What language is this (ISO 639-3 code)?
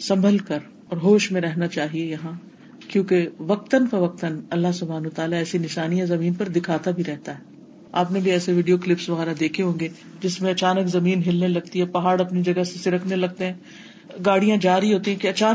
urd